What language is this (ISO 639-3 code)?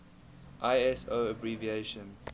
eng